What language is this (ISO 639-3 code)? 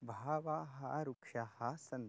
san